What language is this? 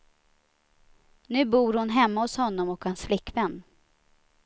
Swedish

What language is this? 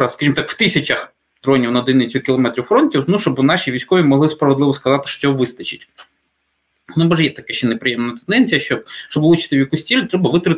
Ukrainian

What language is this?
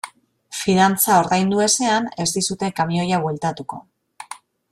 Basque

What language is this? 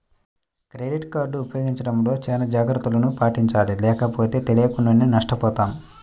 Telugu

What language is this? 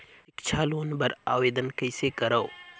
Chhattisgarhi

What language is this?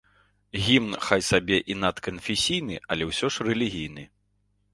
Belarusian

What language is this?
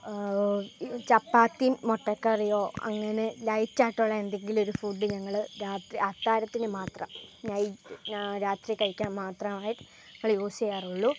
Malayalam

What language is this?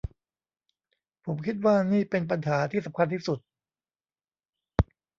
Thai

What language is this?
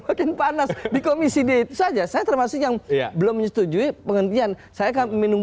Indonesian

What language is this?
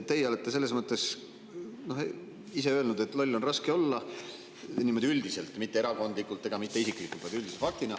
Estonian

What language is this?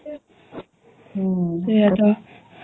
Odia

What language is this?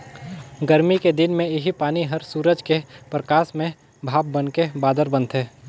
Chhattisgarhi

